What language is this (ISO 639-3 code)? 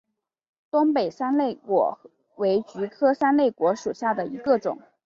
zho